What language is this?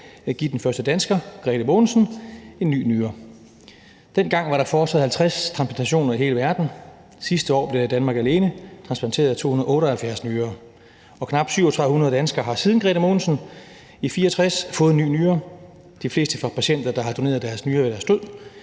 Danish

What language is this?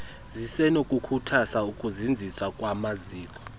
Xhosa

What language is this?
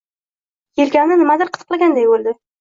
Uzbek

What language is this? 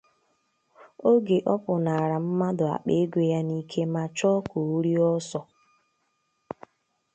Igbo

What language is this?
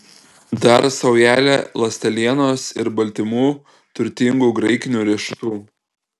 Lithuanian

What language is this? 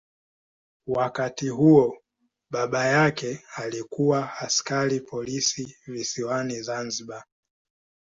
Swahili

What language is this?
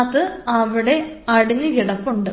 Malayalam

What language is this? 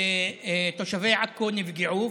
Hebrew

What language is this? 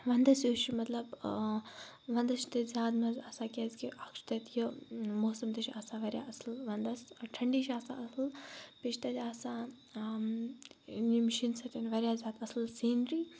Kashmiri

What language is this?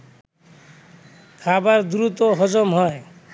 Bangla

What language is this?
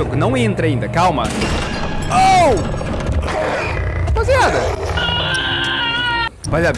Portuguese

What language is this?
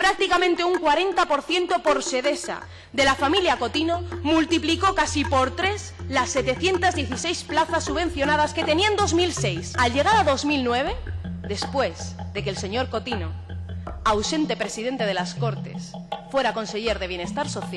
Spanish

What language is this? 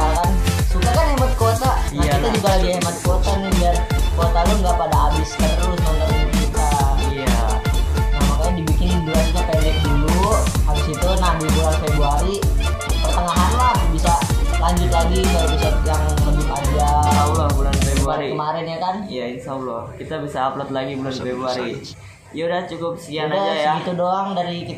Indonesian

